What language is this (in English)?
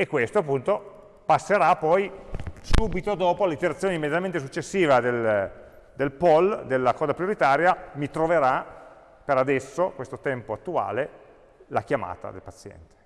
Italian